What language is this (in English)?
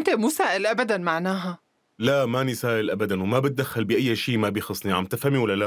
Arabic